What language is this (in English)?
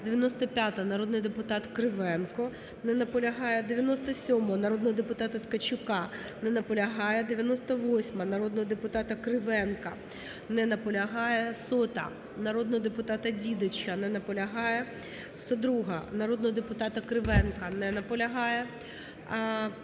Ukrainian